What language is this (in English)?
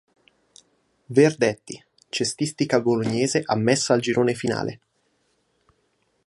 Italian